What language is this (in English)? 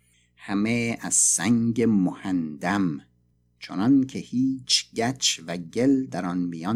Persian